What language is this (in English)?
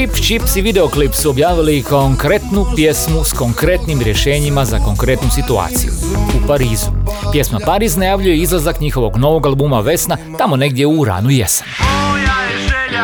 Croatian